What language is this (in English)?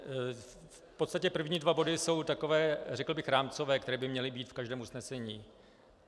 Czech